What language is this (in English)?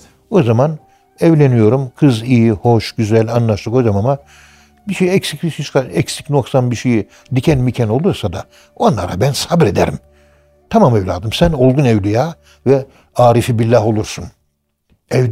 Turkish